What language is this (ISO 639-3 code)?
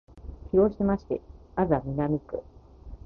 jpn